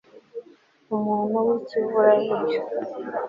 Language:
Kinyarwanda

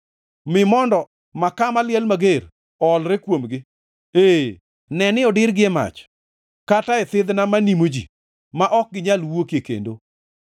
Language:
Luo (Kenya and Tanzania)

